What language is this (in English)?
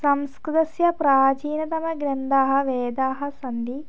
Sanskrit